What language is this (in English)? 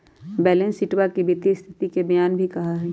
Magahi